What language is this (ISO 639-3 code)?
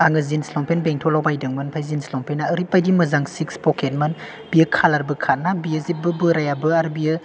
brx